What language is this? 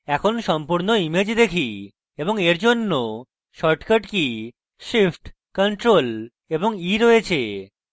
Bangla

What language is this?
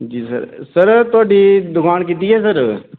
Dogri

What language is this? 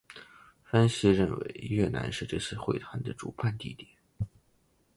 Chinese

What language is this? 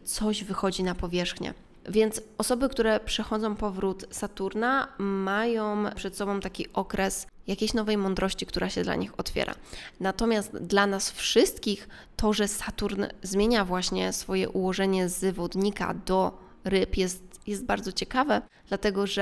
Polish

